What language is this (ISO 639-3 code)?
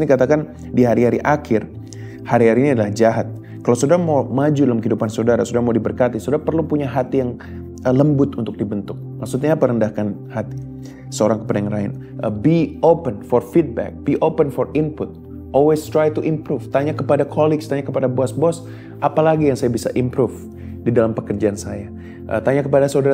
ind